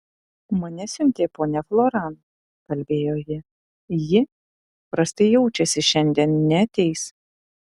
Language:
Lithuanian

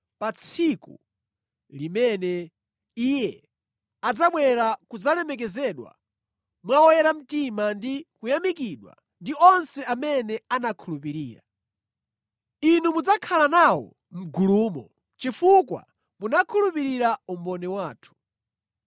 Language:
Nyanja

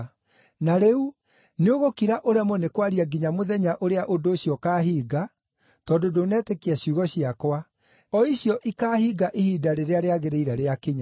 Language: Kikuyu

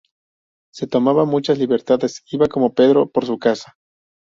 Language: Spanish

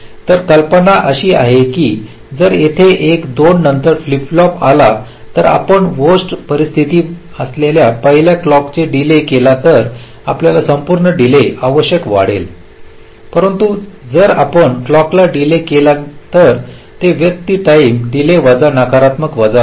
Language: Marathi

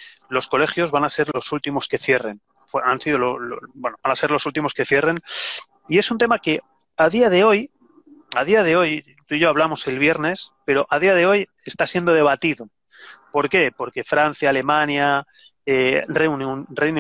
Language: Spanish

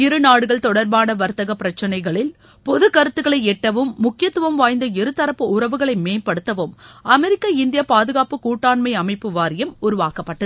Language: Tamil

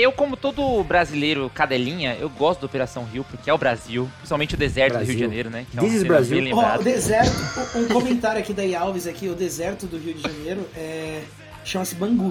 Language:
Portuguese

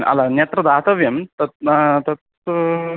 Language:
Sanskrit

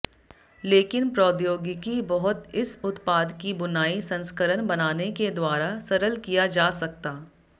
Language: Hindi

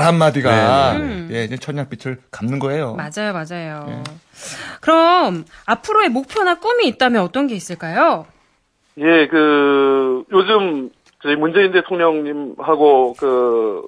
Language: Korean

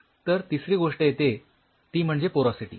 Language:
Marathi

